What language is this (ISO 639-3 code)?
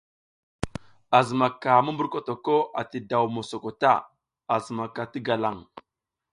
giz